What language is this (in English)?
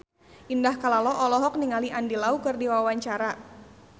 Sundanese